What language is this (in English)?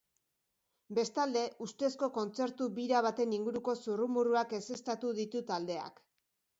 Basque